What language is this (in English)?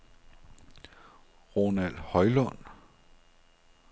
Danish